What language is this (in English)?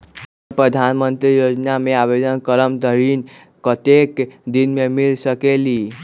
Magahi